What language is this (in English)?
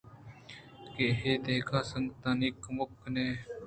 Eastern Balochi